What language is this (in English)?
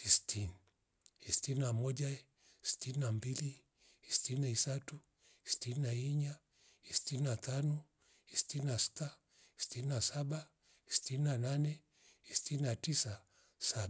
Rombo